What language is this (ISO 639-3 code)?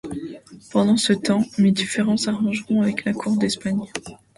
fra